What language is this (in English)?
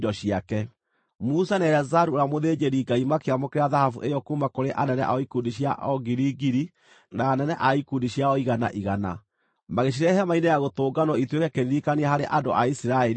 Kikuyu